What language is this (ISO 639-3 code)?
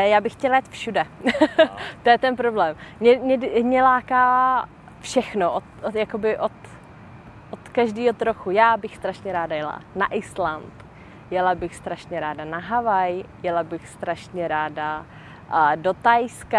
ces